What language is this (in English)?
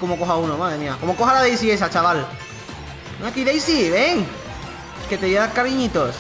Spanish